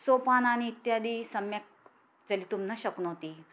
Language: Sanskrit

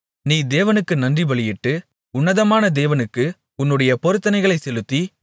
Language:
Tamil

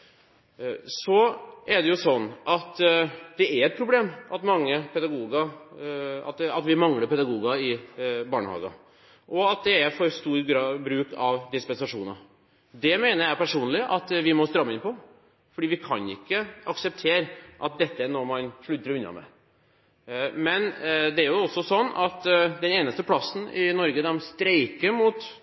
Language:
Norwegian Bokmål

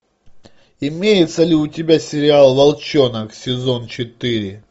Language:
Russian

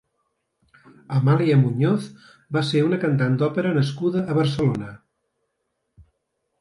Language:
Catalan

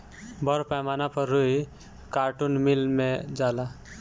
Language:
Bhojpuri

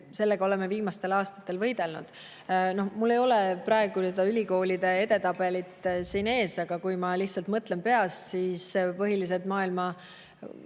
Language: Estonian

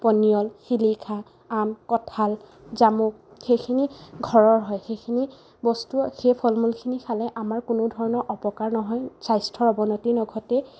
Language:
Assamese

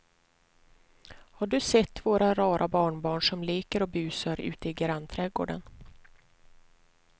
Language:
Swedish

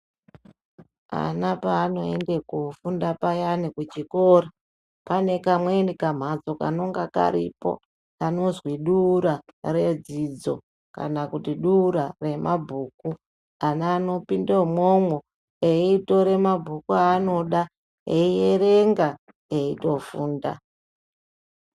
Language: Ndau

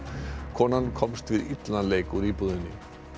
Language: Icelandic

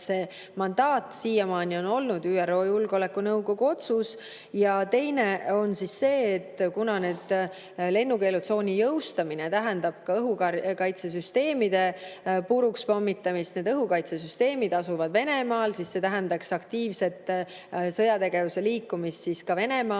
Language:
Estonian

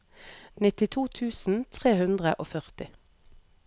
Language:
Norwegian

